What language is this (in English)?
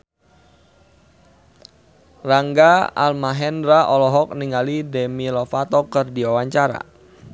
Sundanese